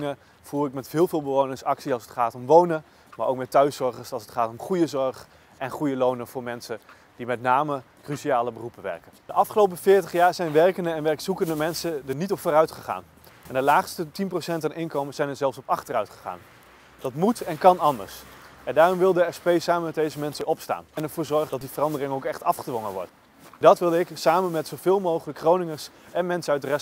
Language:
Dutch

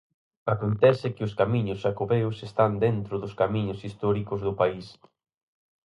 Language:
Galician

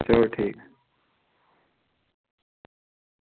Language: Dogri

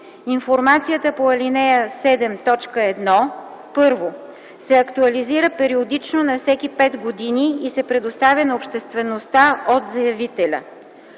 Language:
Bulgarian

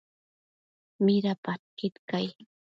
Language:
Matsés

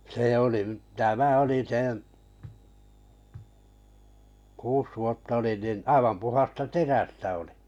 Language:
Finnish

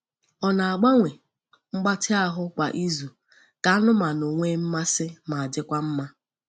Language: Igbo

